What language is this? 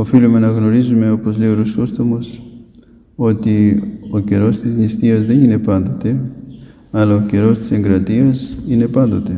Greek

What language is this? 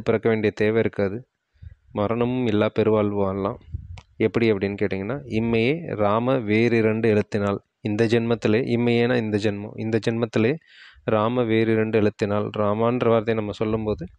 Dutch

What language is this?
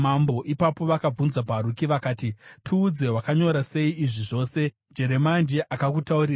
Shona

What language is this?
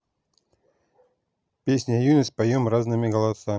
Russian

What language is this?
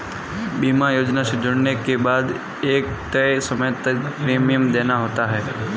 Hindi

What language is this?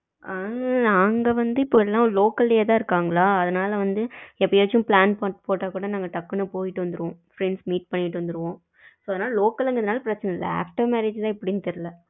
Tamil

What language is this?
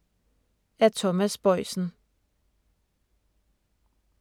Danish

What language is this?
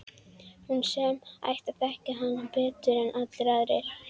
Icelandic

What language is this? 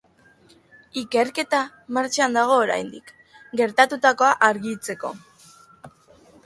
Basque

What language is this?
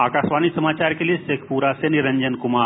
Hindi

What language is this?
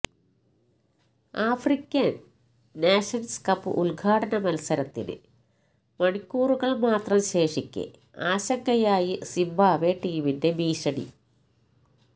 Malayalam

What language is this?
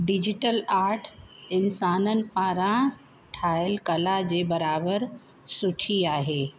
Sindhi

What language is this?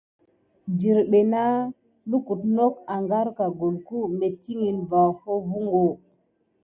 Gidar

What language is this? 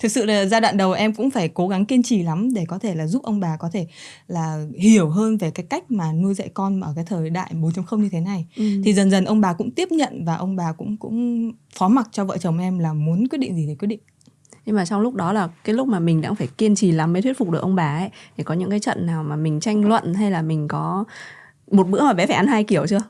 Vietnamese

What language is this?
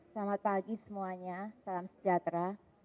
Indonesian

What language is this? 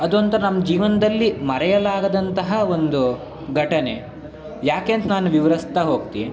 Kannada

